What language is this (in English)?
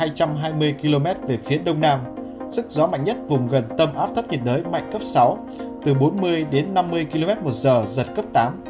Vietnamese